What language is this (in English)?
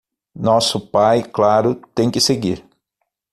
Portuguese